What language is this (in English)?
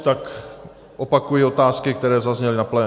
Czech